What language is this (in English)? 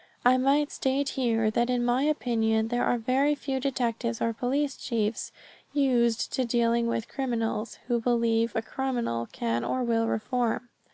English